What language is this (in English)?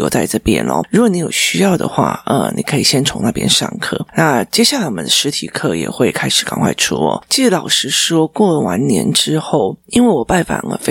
Chinese